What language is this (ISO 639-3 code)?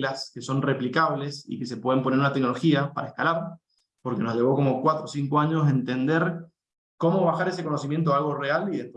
spa